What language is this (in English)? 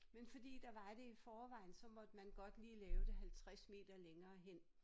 Danish